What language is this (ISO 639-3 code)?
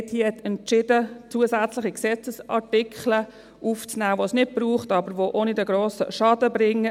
gsw